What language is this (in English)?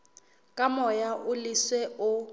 Southern Sotho